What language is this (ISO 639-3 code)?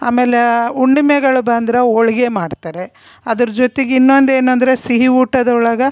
kan